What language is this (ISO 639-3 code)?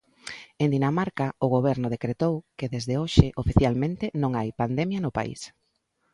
glg